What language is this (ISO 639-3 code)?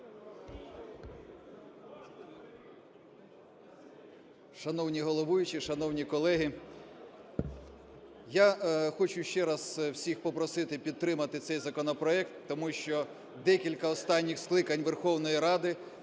ukr